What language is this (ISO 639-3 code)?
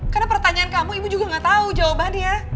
ind